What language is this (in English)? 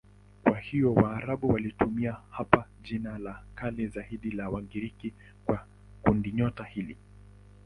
Swahili